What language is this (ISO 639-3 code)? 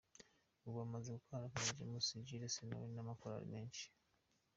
kin